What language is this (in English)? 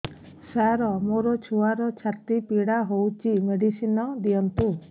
Odia